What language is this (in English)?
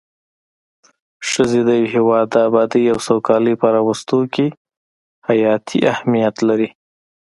Pashto